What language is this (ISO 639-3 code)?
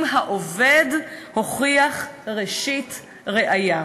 heb